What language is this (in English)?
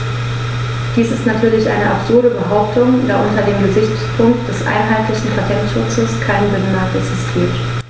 German